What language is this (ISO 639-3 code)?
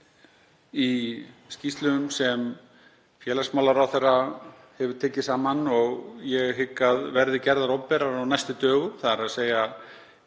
isl